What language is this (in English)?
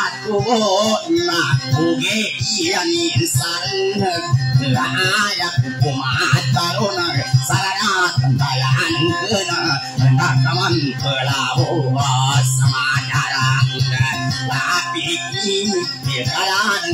Thai